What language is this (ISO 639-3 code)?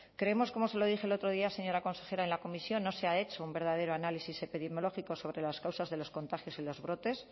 spa